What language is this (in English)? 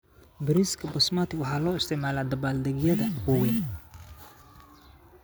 Somali